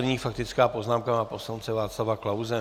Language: Czech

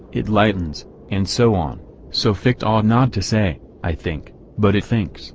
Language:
English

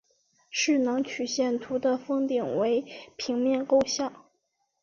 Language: Chinese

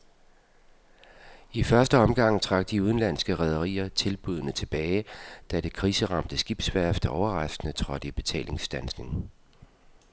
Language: Danish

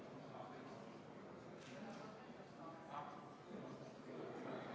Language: Estonian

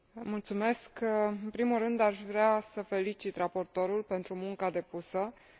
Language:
Romanian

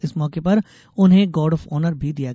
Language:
Hindi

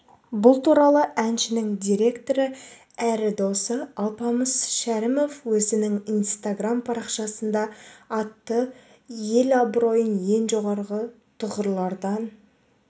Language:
Kazakh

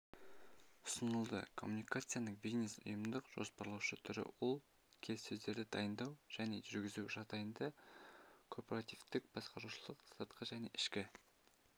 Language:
Kazakh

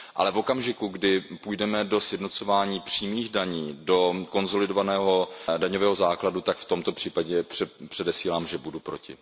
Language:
Czech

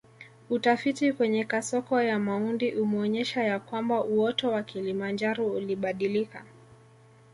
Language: Swahili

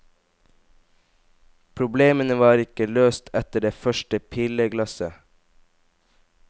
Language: Norwegian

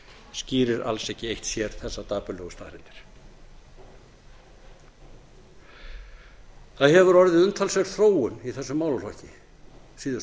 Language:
Icelandic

